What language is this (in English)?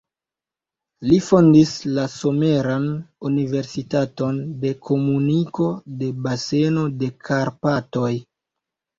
Esperanto